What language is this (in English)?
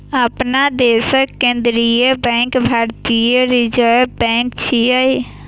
Maithili